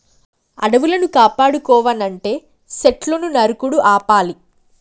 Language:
Telugu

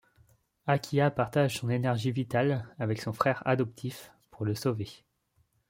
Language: French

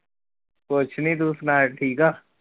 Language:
Punjabi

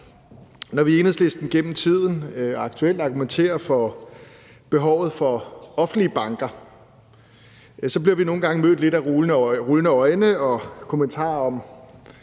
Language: Danish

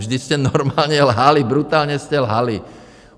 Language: Czech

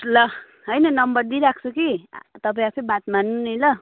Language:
Nepali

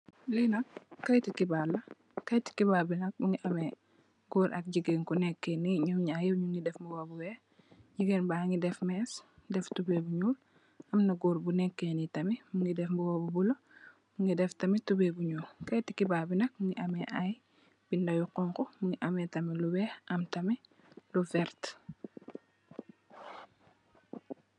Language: Wolof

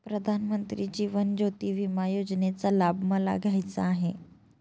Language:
Marathi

